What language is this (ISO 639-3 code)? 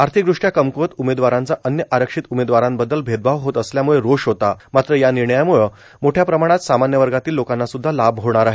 mar